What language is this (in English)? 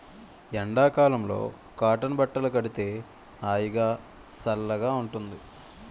Telugu